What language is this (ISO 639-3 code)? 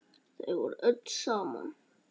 isl